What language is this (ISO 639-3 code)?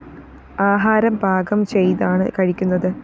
mal